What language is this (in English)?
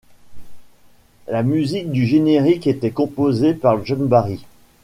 French